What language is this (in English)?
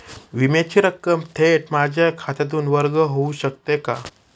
Marathi